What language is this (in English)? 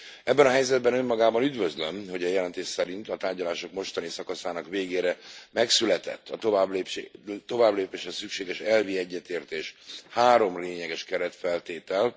Hungarian